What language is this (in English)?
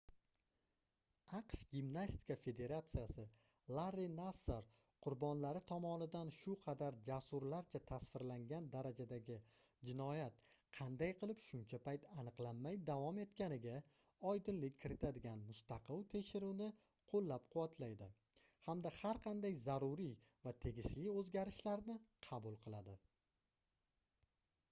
Uzbek